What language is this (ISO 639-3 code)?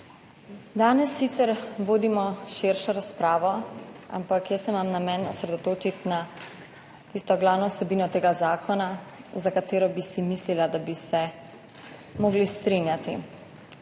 slv